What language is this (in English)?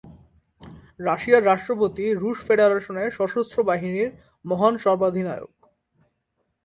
Bangla